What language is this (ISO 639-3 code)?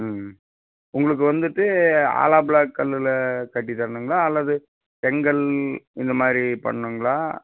tam